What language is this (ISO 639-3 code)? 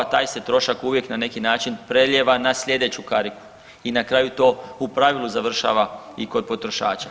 hrv